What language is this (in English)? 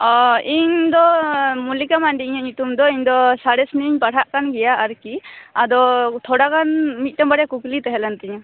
Santali